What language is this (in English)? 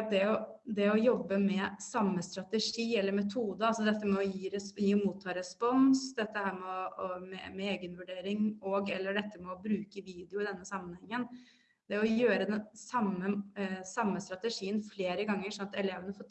Norwegian